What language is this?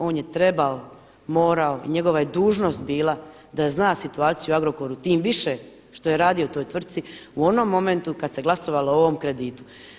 Croatian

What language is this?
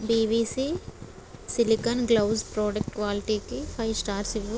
Telugu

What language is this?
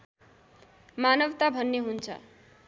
Nepali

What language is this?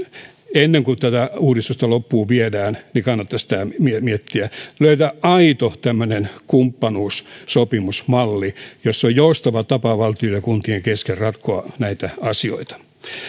Finnish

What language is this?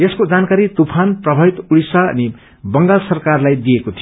Nepali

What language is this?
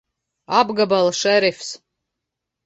Latvian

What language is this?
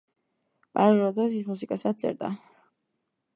Georgian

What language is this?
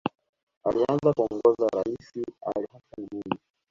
Swahili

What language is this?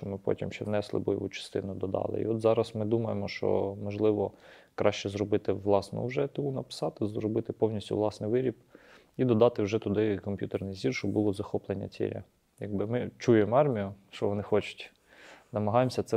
Ukrainian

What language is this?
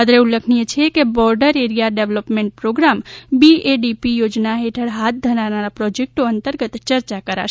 Gujarati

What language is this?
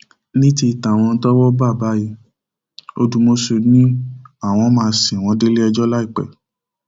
Yoruba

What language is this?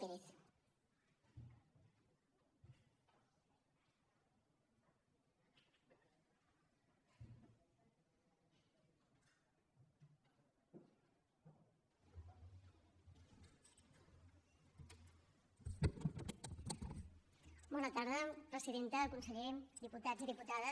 Catalan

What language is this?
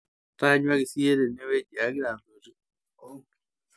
Masai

